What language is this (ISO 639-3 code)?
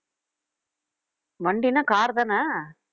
tam